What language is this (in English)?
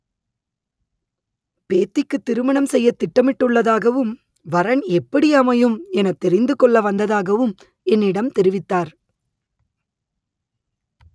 Tamil